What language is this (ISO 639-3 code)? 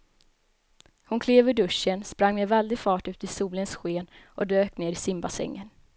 swe